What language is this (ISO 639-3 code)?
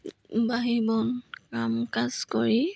asm